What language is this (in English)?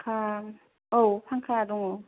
Bodo